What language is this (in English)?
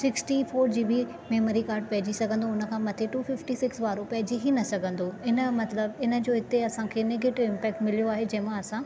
Sindhi